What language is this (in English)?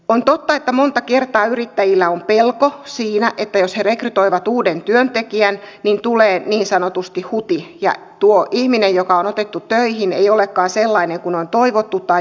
Finnish